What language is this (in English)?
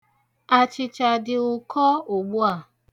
Igbo